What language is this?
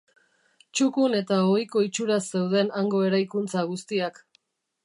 Basque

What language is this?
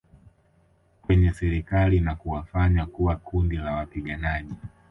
Swahili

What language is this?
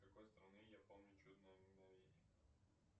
Russian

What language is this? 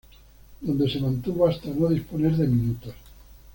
Spanish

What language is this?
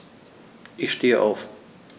German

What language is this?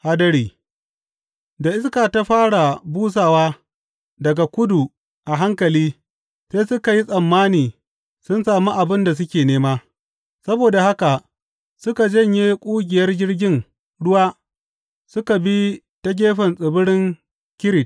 Hausa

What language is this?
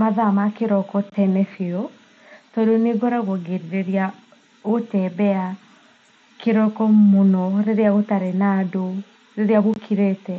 Kikuyu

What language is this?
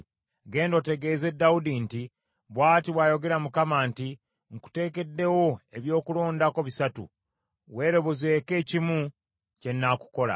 Ganda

